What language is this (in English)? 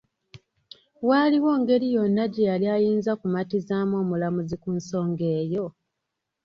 Ganda